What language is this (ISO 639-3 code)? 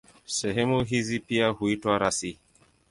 swa